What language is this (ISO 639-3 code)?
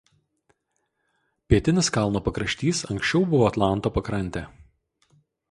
lit